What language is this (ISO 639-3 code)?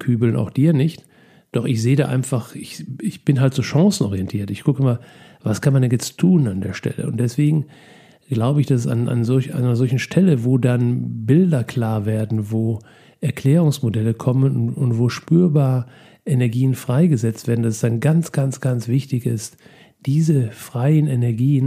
deu